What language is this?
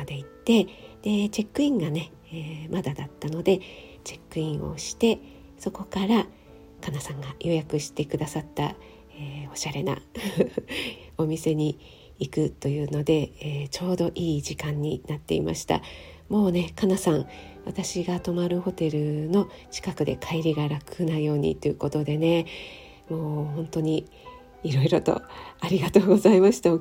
Japanese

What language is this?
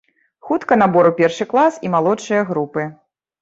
Belarusian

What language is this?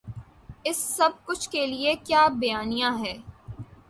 Urdu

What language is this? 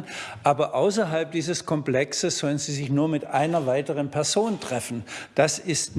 German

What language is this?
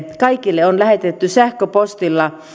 Finnish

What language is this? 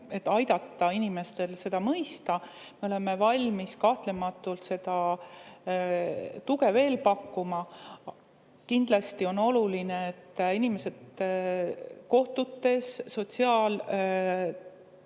Estonian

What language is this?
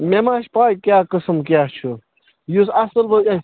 Kashmiri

